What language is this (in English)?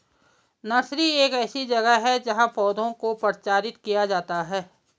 Hindi